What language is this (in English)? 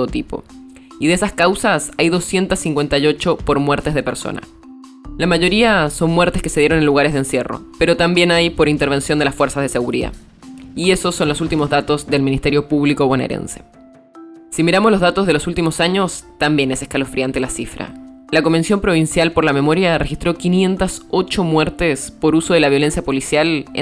Spanish